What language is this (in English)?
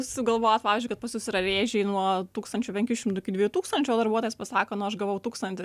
Lithuanian